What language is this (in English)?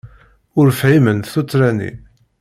Kabyle